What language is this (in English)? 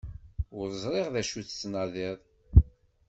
Kabyle